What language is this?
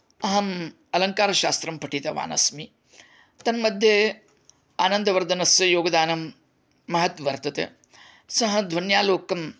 Sanskrit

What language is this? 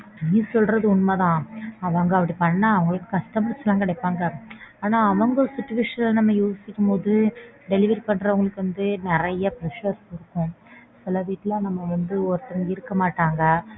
Tamil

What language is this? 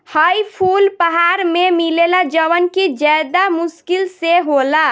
Bhojpuri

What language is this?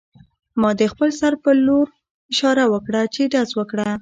Pashto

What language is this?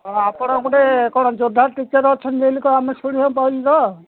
Odia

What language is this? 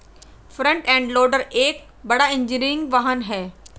Hindi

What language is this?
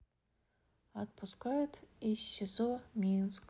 Russian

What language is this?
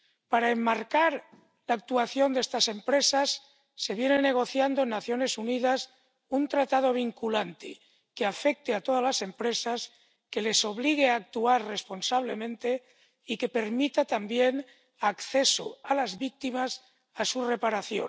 Spanish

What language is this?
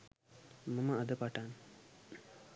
Sinhala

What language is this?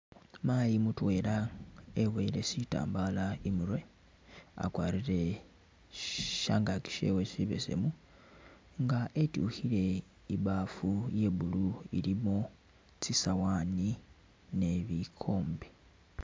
Masaaba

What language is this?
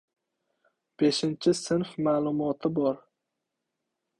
Uzbek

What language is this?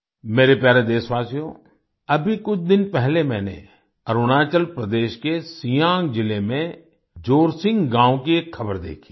Hindi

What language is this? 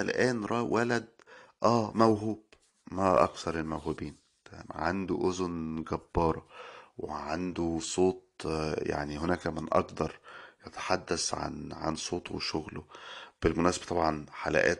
Arabic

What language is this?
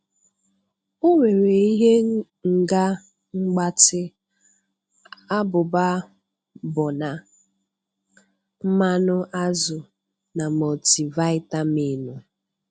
Igbo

